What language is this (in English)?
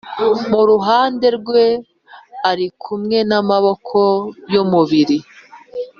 Kinyarwanda